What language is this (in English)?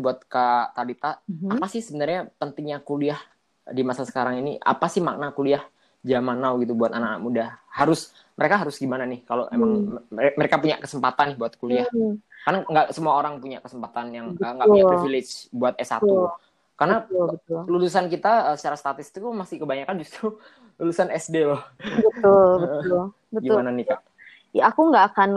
Indonesian